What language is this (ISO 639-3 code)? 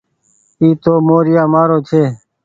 gig